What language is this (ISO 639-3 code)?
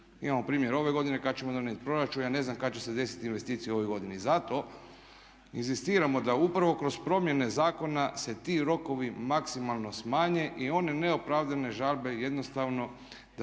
hrv